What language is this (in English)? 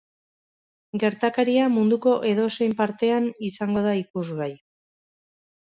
Basque